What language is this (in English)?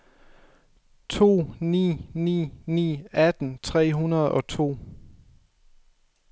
Danish